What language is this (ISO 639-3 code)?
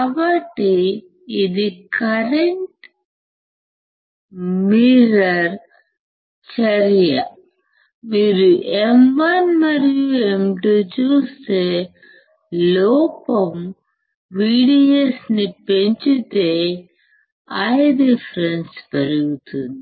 tel